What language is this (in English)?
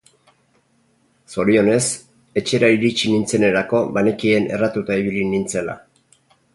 Basque